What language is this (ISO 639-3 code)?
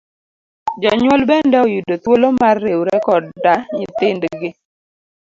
luo